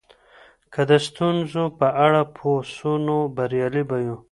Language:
Pashto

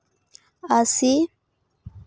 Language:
Santali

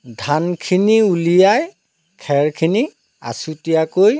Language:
Assamese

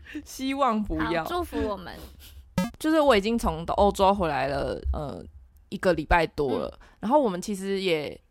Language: Chinese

